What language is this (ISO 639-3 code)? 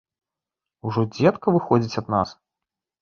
bel